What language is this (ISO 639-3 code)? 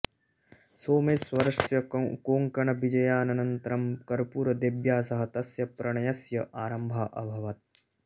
san